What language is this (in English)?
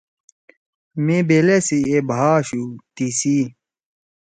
Torwali